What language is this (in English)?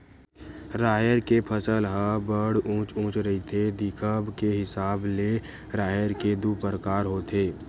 Chhattisgarhi